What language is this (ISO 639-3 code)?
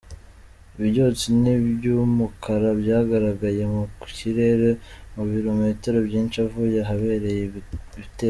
kin